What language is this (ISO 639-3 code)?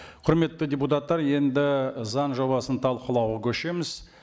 kaz